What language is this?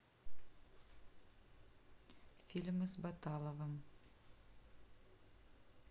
Russian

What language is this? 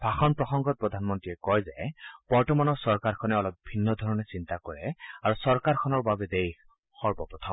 Assamese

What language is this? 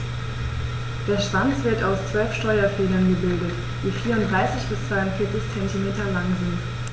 German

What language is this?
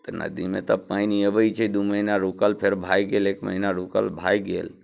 Maithili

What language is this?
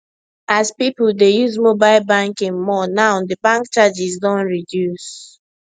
Nigerian Pidgin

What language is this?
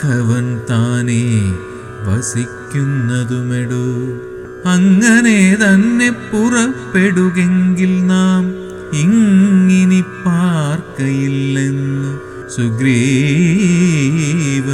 Malayalam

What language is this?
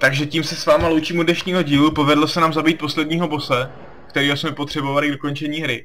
Czech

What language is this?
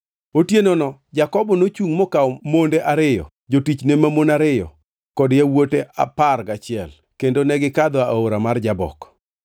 Luo (Kenya and Tanzania)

